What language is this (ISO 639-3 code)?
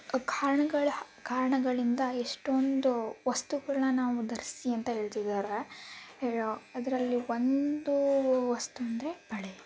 kan